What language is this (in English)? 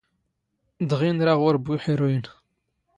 Standard Moroccan Tamazight